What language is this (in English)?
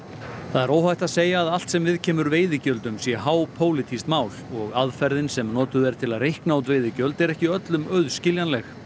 Icelandic